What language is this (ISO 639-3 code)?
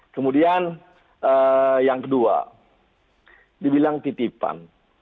ind